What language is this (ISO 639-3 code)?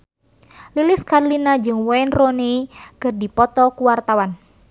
sun